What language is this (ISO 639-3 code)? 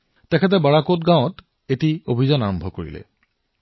asm